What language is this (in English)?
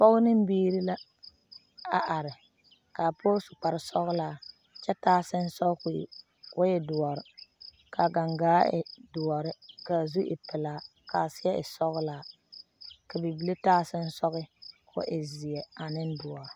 Southern Dagaare